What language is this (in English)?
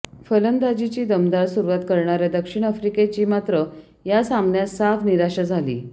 Marathi